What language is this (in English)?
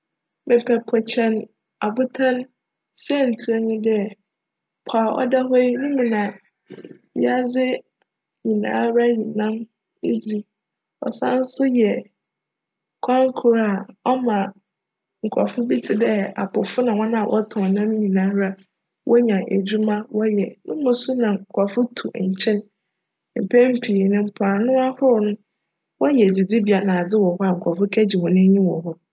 Akan